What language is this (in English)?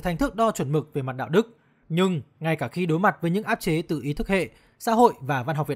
Vietnamese